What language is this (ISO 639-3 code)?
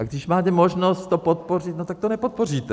ces